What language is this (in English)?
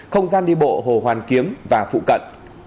Vietnamese